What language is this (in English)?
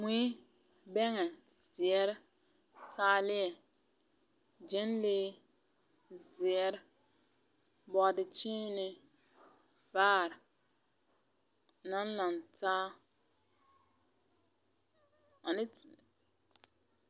Southern Dagaare